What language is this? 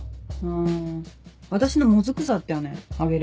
Japanese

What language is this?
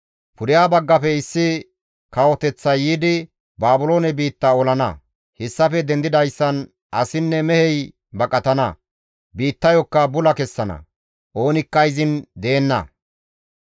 Gamo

